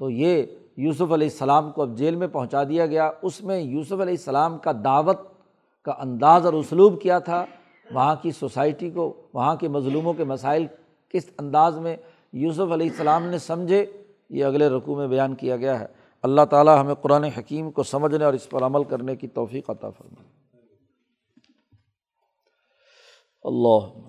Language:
Urdu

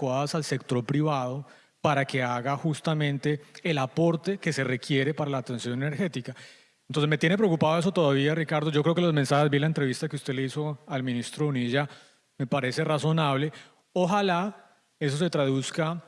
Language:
Spanish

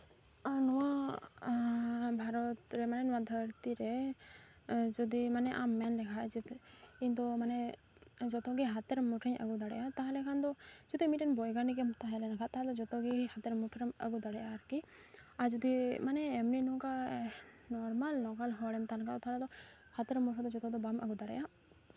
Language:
Santali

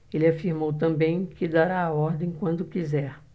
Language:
Portuguese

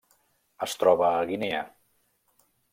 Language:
Catalan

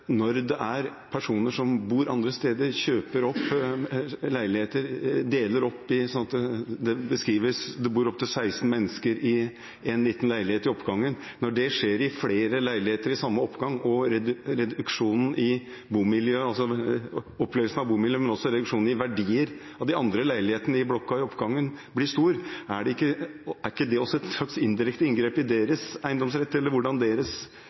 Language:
Norwegian Bokmål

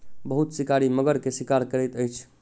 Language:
Maithili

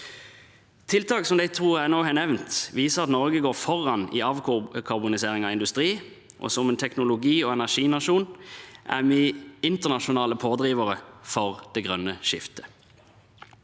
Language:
Norwegian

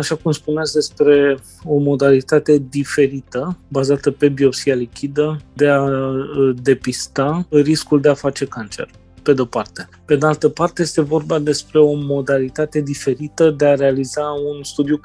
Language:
Romanian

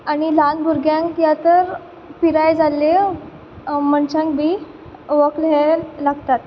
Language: Konkani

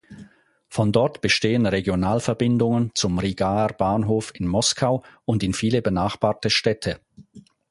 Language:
German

